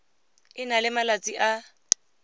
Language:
Tswana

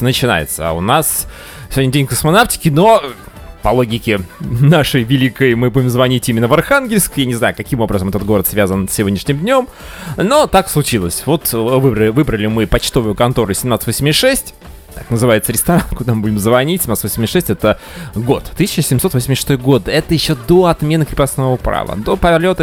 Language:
Russian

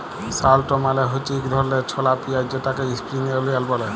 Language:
Bangla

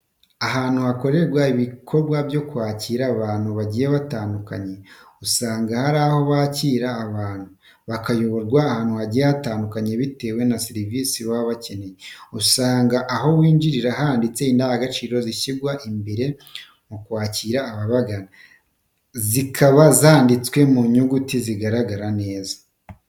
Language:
Kinyarwanda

